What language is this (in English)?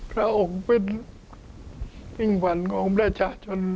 Thai